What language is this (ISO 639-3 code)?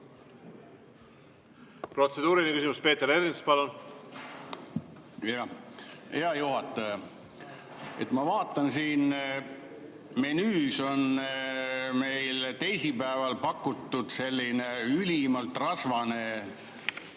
est